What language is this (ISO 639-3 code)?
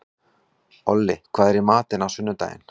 isl